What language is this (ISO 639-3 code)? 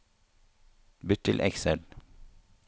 nor